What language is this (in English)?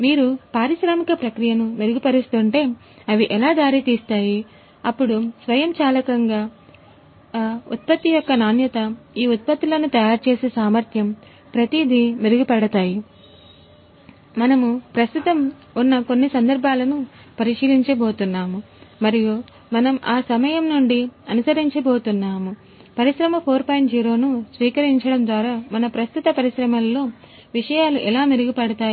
Telugu